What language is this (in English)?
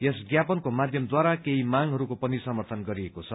Nepali